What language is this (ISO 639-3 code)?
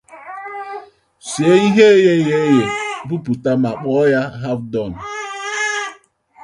ibo